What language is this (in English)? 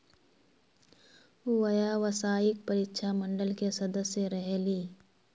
Magahi